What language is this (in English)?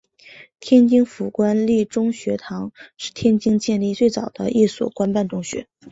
Chinese